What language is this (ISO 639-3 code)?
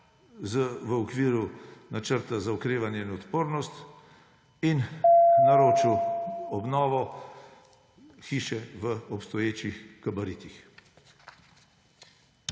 slv